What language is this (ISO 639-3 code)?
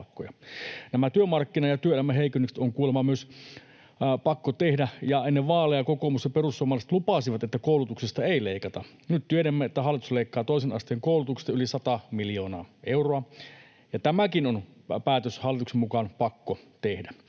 fin